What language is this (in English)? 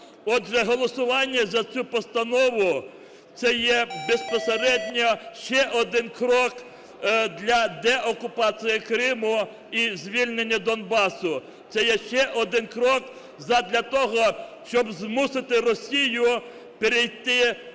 Ukrainian